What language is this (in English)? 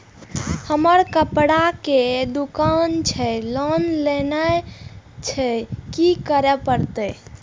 Maithili